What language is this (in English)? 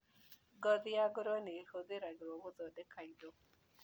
Kikuyu